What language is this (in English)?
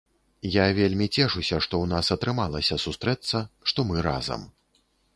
Belarusian